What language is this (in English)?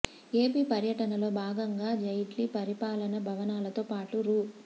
Telugu